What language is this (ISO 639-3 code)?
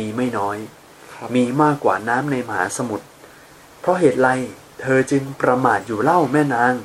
tha